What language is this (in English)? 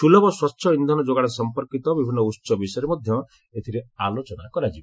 Odia